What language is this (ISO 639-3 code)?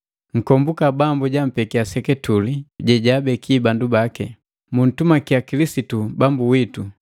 mgv